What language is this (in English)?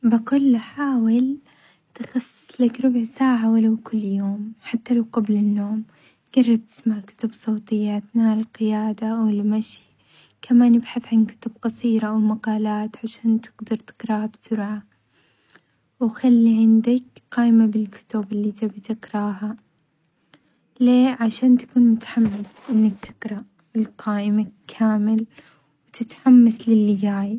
Omani Arabic